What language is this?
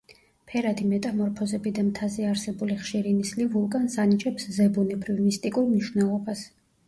Georgian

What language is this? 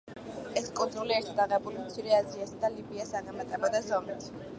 Georgian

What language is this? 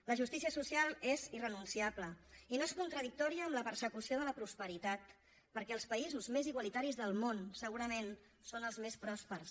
Catalan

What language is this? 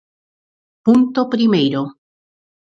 Galician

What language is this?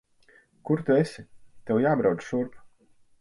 Latvian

